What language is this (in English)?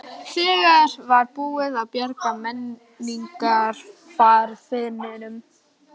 Icelandic